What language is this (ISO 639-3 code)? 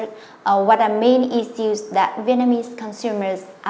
vie